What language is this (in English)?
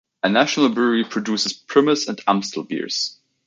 English